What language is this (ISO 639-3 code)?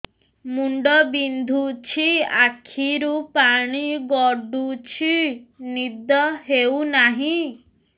ori